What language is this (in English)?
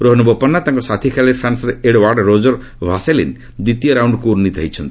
Odia